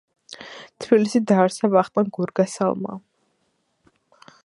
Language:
Georgian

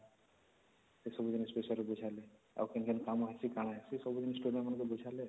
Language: Odia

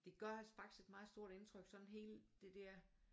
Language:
Danish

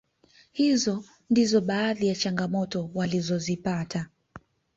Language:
Swahili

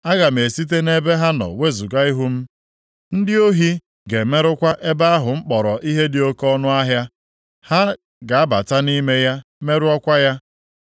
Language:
Igbo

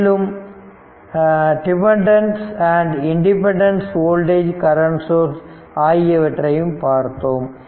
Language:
Tamil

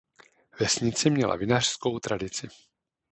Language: Czech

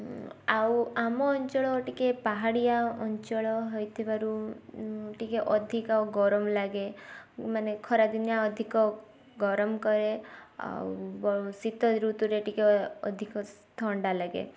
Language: Odia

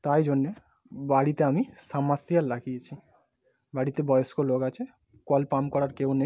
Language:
Bangla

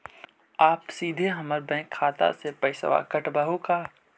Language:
Magahi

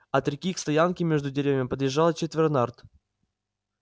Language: Russian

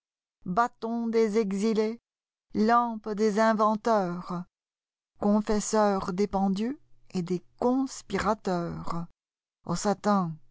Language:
French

